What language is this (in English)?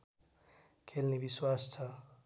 Nepali